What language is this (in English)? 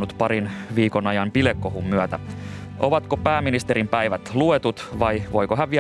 Finnish